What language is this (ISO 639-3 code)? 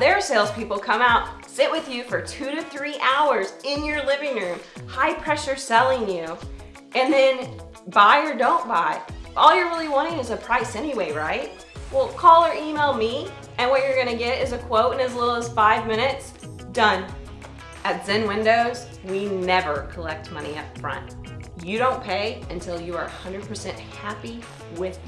eng